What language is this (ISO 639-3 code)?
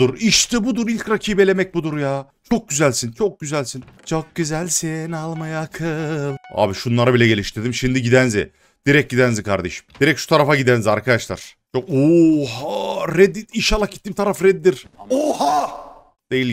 tur